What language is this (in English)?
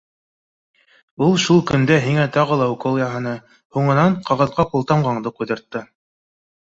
Bashkir